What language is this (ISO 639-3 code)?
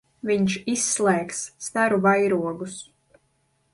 lav